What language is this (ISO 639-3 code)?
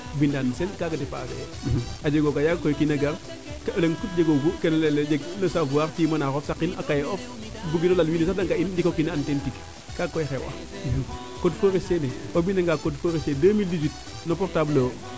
srr